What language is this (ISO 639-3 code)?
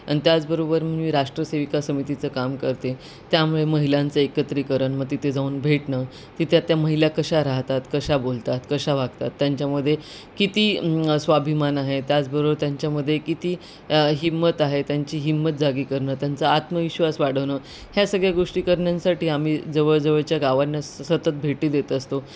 mar